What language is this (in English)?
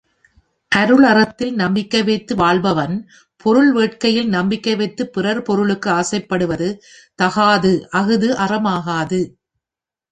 Tamil